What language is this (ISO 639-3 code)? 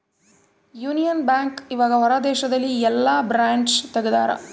kan